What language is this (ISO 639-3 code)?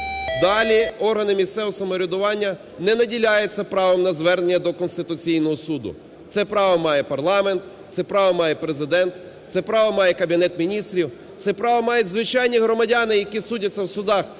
ukr